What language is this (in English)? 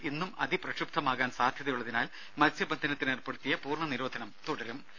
Malayalam